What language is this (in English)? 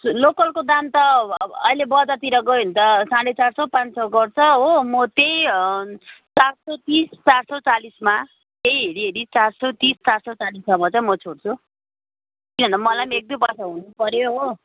Nepali